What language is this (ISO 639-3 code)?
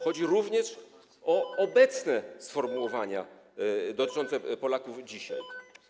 pol